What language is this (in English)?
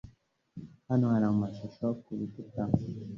Kinyarwanda